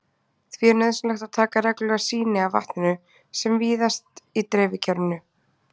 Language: Icelandic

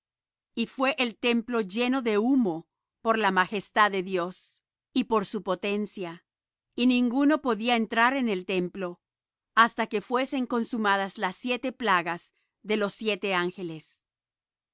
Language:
Spanish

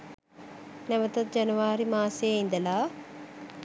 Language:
Sinhala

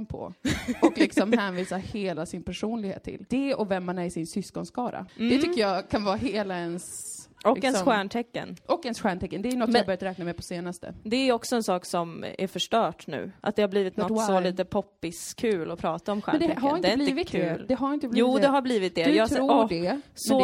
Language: Swedish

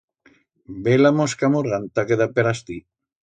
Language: Aragonese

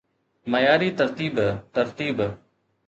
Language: Sindhi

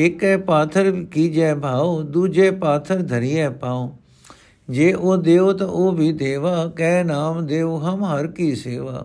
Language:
Punjabi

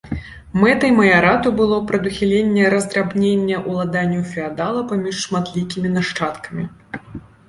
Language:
Belarusian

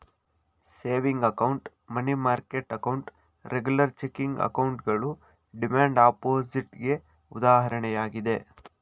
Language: Kannada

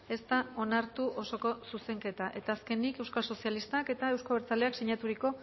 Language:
Basque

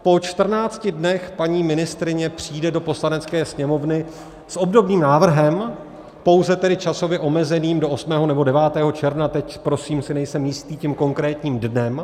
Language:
Czech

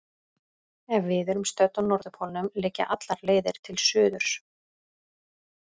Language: Icelandic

